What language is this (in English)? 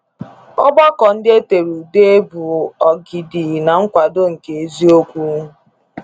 Igbo